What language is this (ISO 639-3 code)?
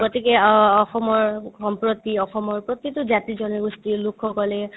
asm